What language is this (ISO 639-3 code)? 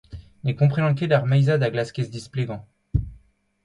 bre